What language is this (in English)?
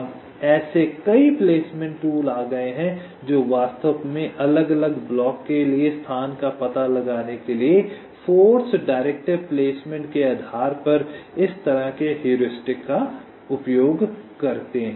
Hindi